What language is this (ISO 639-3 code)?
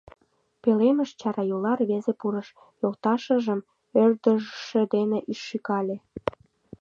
chm